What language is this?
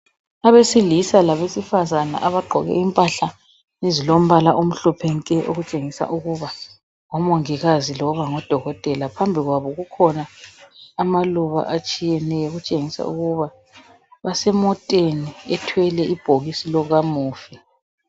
North Ndebele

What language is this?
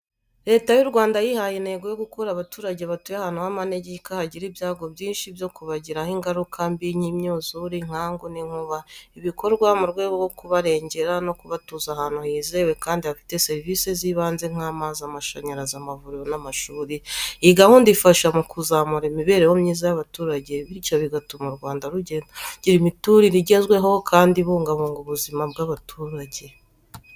Kinyarwanda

